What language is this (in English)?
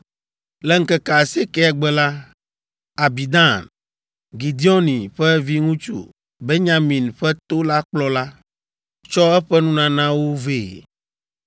Ewe